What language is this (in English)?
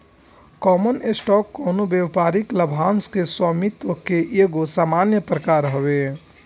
Bhojpuri